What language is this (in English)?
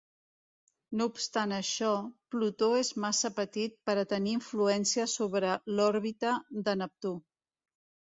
Catalan